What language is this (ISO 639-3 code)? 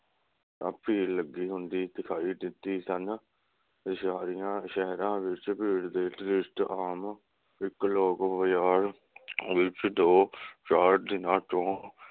pan